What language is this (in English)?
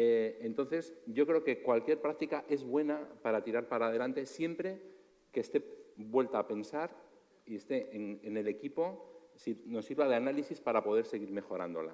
Spanish